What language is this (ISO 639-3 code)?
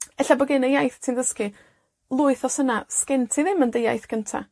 cym